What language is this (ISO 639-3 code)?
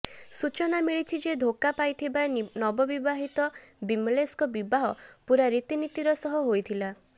ori